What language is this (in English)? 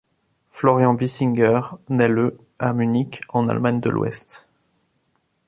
French